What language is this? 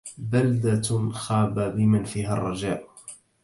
Arabic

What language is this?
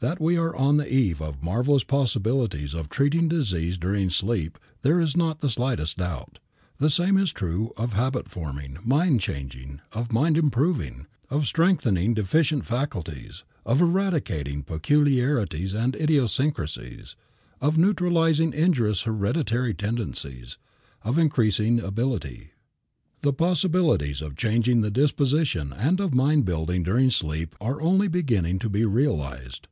English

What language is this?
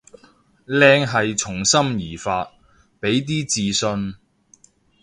Cantonese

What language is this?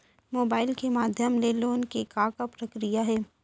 Chhattisgarhi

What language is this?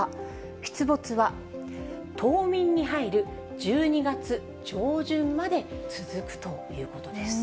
Japanese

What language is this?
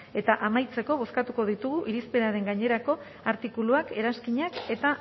Basque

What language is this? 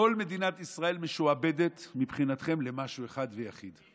Hebrew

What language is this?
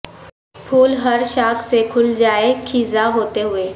Urdu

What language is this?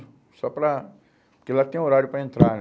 Portuguese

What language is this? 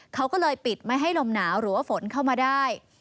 Thai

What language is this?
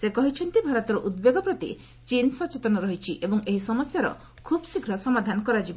Odia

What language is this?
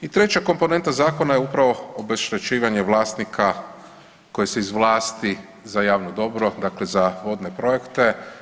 Croatian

